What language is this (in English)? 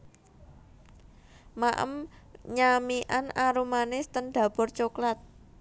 Javanese